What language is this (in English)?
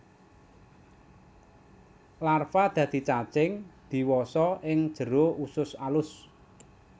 Javanese